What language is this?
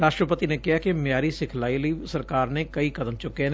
Punjabi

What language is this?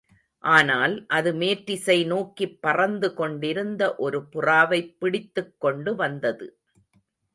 Tamil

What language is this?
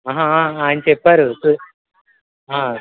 Telugu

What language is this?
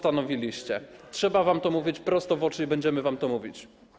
Polish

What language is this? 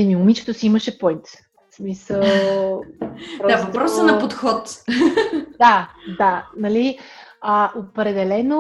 Bulgarian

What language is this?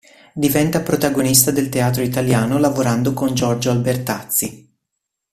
Italian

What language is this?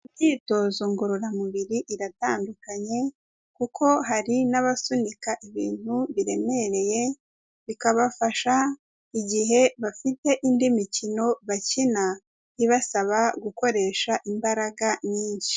Kinyarwanda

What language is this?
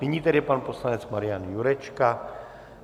Czech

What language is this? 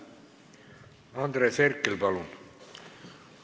Estonian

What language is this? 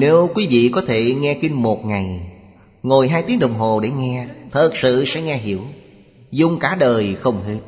Vietnamese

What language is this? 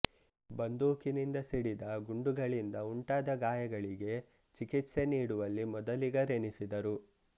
Kannada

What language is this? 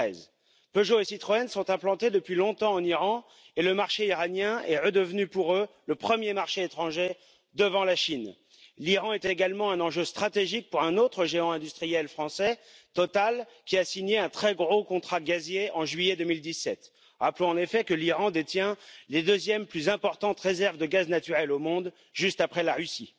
French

